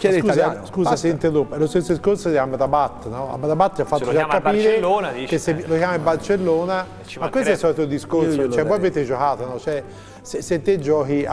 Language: Italian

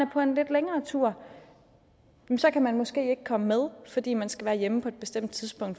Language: Danish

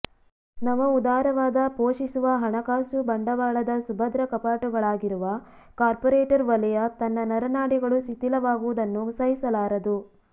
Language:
Kannada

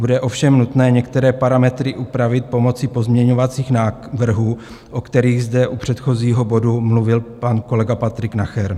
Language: Czech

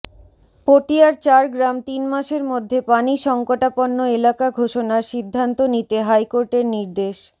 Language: Bangla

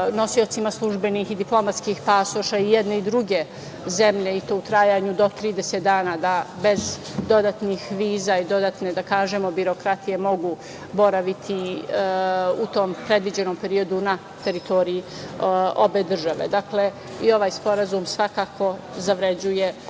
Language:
Serbian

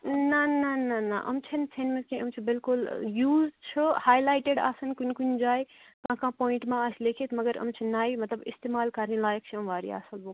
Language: Kashmiri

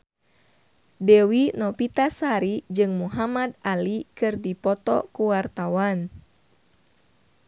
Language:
Sundanese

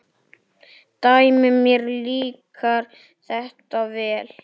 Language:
Icelandic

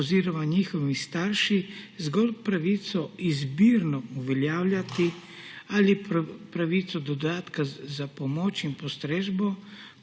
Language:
Slovenian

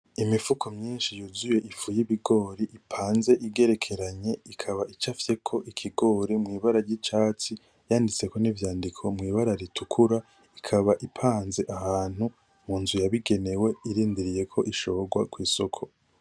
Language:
Rundi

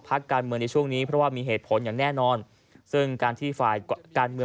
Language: Thai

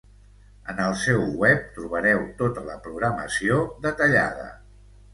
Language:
Catalan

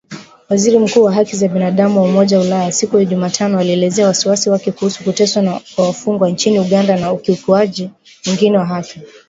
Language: Swahili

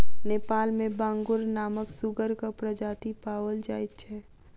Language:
Maithili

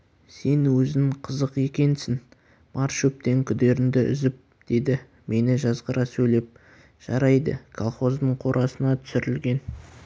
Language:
Kazakh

